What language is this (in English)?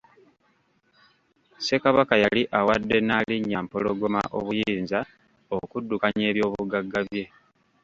Ganda